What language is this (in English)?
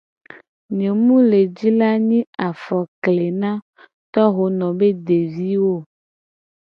Gen